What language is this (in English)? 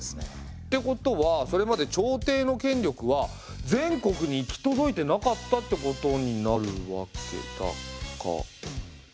Japanese